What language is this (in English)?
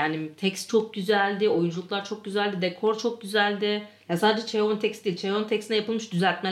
Turkish